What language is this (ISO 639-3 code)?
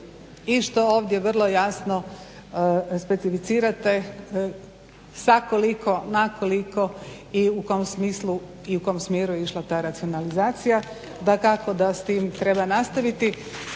hrv